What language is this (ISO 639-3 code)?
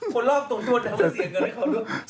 tha